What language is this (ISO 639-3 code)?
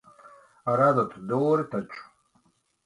lav